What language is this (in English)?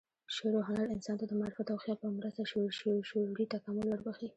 Pashto